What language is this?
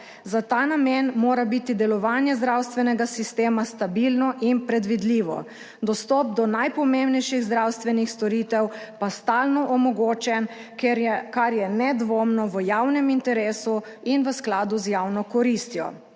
Slovenian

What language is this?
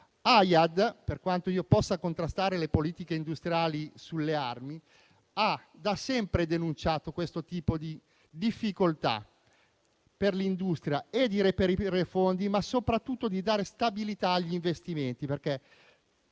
Italian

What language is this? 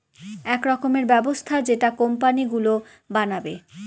Bangla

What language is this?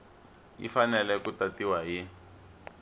Tsonga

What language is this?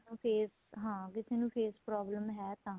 Punjabi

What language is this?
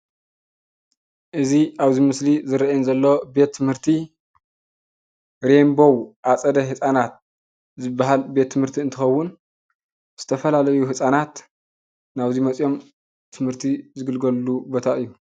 Tigrinya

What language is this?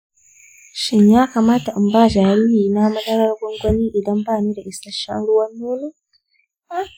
Hausa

